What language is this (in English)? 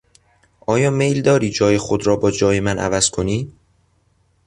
Persian